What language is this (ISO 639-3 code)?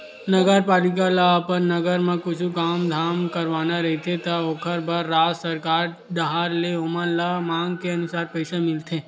hne